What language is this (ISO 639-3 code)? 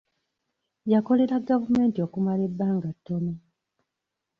lug